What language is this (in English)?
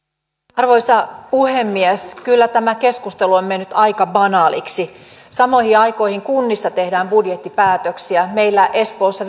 Finnish